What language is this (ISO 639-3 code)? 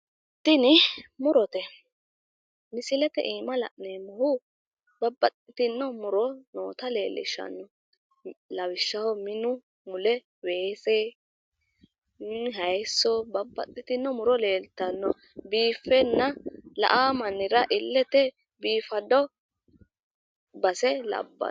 sid